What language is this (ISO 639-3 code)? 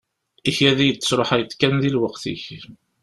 kab